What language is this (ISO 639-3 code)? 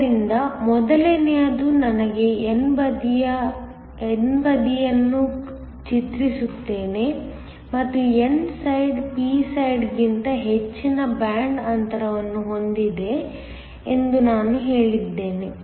kan